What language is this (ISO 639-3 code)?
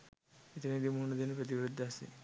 sin